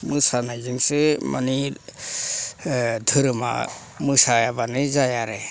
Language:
Bodo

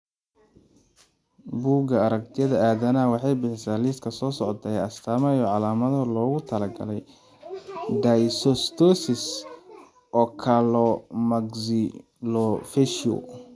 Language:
Somali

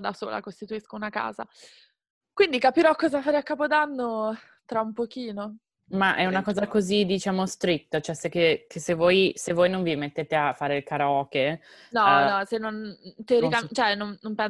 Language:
Italian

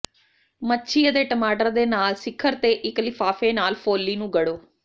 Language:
Punjabi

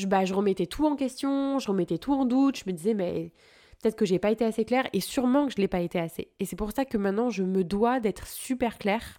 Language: French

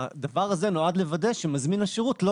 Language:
Hebrew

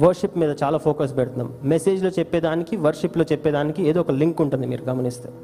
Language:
Telugu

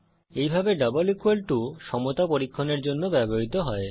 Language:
Bangla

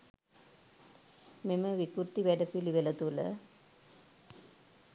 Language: Sinhala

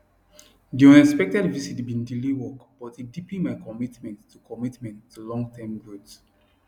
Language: Nigerian Pidgin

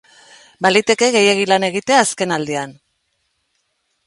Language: Basque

